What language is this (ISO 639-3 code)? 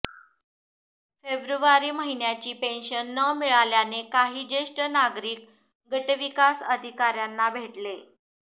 mar